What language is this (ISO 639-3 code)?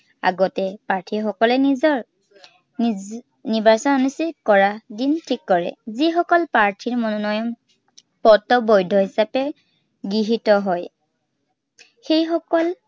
asm